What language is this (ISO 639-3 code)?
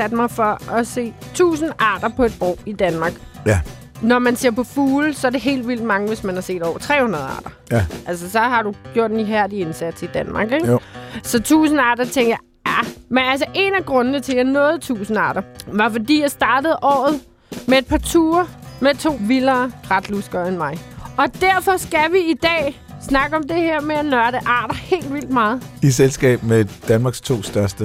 dan